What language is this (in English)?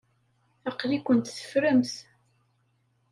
Kabyle